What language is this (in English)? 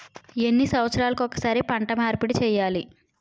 Telugu